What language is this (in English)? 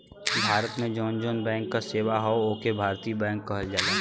Bhojpuri